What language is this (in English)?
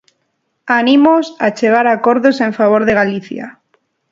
Galician